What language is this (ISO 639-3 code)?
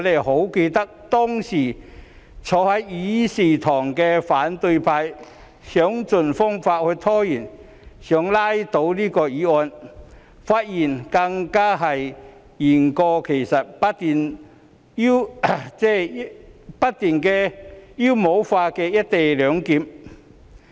yue